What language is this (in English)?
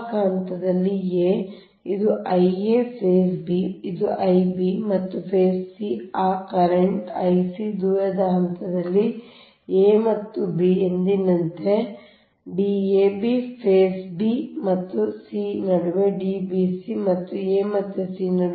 Kannada